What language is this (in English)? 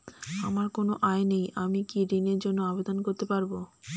Bangla